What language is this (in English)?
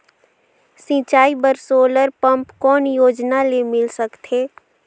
Chhattisgarhi